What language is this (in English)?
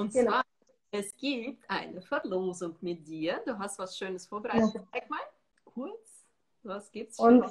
German